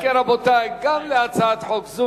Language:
Hebrew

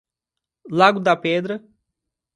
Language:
Portuguese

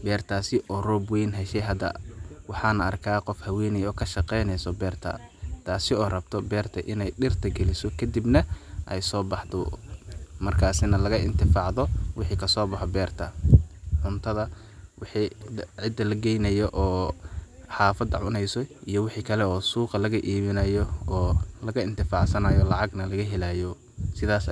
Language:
Somali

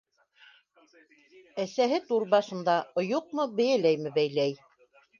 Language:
Bashkir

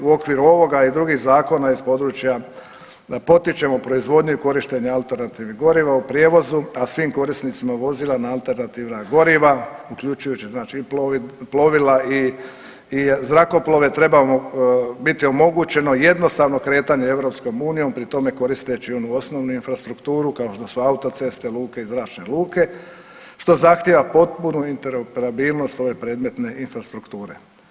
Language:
Croatian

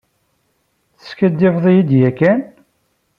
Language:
Kabyle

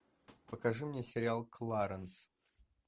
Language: Russian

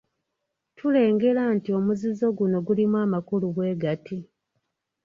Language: Ganda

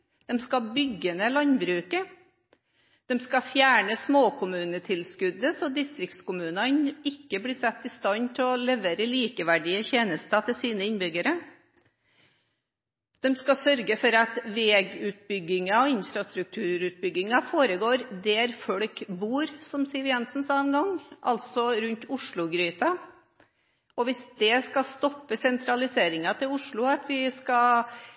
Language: Norwegian Bokmål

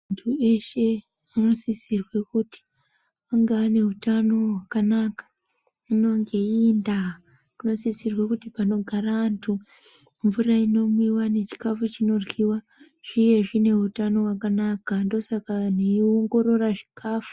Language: Ndau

